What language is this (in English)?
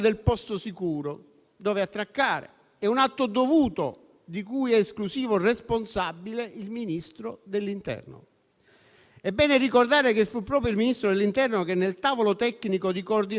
Italian